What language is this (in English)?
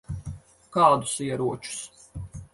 Latvian